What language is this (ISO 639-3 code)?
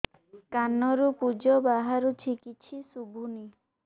ori